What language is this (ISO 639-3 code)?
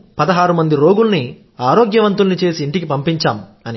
tel